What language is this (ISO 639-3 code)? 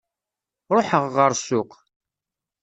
kab